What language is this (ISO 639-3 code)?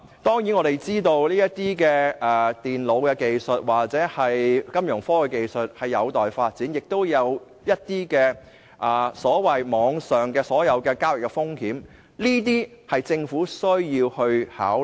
yue